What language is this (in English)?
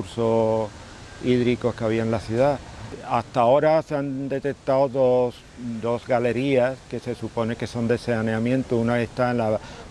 Spanish